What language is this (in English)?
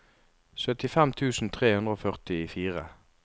Norwegian